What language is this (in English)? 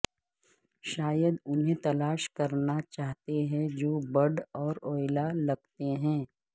Urdu